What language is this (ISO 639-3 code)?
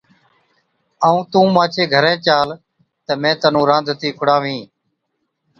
odk